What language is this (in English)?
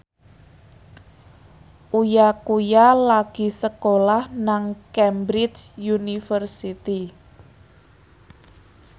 Javanese